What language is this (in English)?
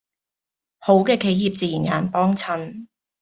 Cantonese